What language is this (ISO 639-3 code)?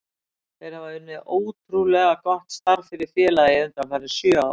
isl